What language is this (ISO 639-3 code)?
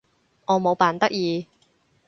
yue